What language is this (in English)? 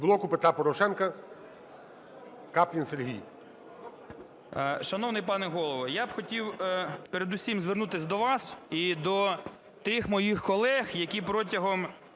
Ukrainian